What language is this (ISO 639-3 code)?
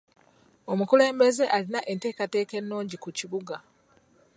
lug